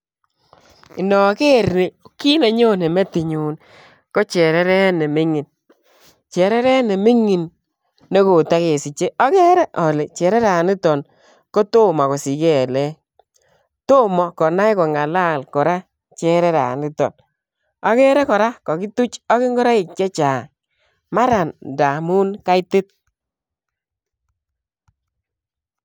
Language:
Kalenjin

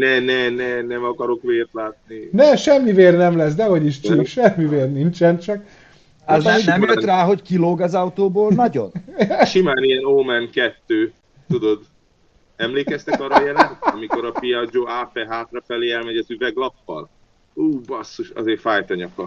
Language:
Hungarian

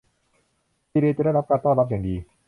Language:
Thai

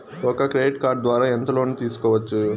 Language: Telugu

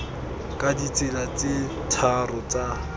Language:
Tswana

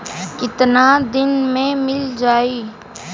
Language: Bhojpuri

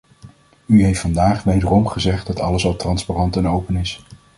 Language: Dutch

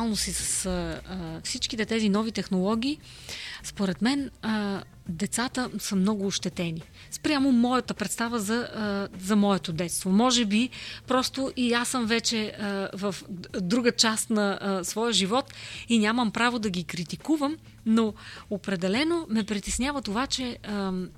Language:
Bulgarian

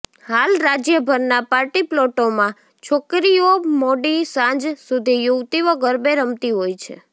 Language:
Gujarati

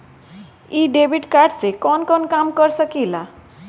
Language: Bhojpuri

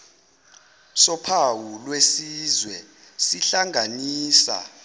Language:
Zulu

